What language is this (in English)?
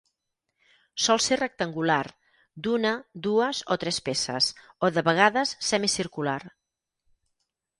Catalan